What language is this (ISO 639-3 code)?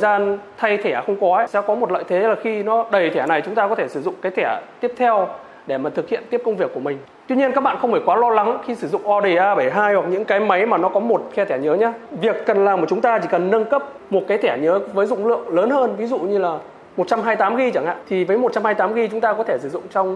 vie